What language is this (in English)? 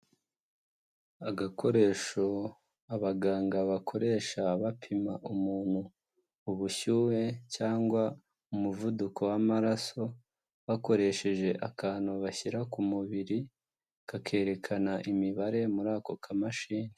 Kinyarwanda